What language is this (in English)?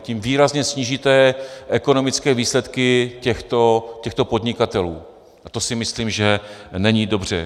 Czech